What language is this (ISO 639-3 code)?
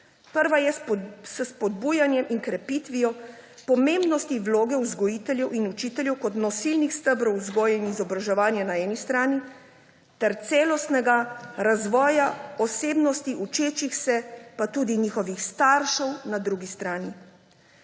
slv